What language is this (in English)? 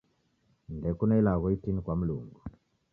Taita